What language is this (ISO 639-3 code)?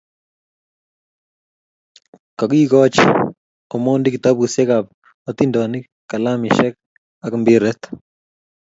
kln